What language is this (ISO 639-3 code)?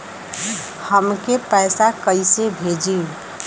bho